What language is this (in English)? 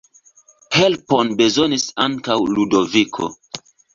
Esperanto